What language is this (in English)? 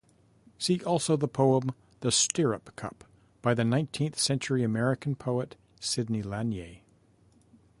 English